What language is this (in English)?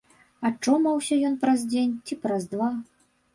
Belarusian